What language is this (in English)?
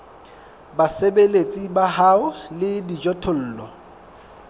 Southern Sotho